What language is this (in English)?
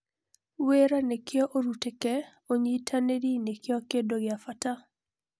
Kikuyu